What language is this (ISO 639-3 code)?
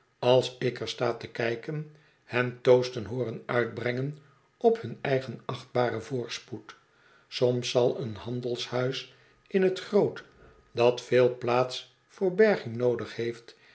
nld